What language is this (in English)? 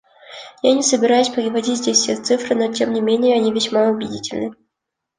Russian